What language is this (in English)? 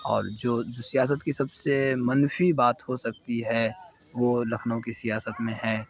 Urdu